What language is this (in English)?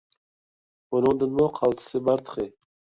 Uyghur